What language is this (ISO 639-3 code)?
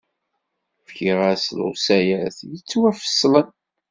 kab